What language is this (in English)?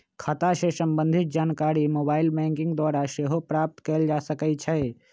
Magahi